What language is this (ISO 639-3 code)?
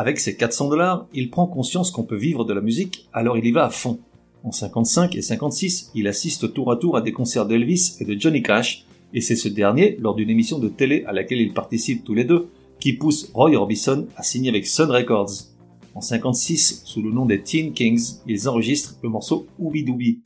fra